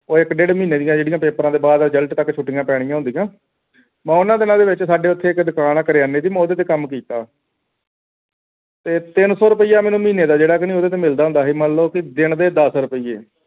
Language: Punjabi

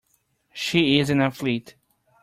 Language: English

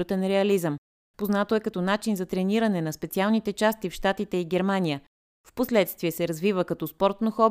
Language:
Bulgarian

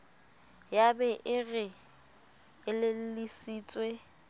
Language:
Southern Sotho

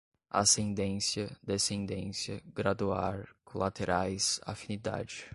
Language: Portuguese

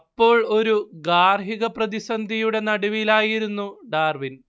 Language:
Malayalam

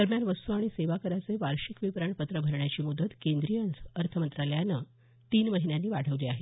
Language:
Marathi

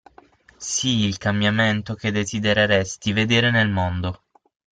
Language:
Italian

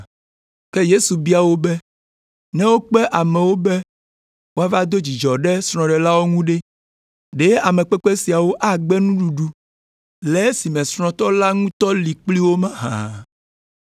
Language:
Ewe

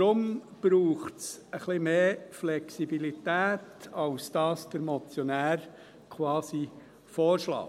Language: Swiss German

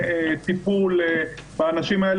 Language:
Hebrew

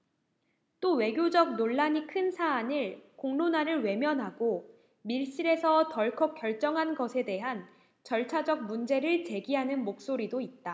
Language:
Korean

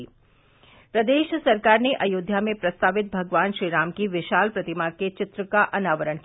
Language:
Hindi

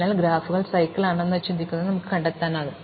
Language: Malayalam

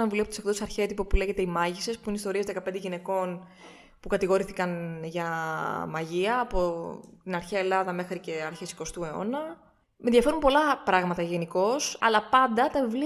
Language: Greek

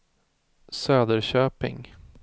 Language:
Swedish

